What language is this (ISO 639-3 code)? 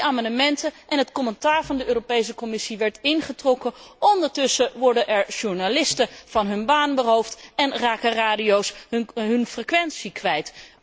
nld